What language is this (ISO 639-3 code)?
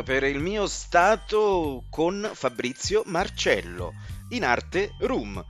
ita